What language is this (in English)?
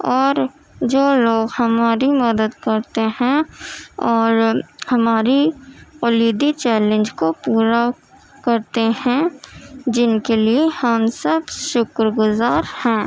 Urdu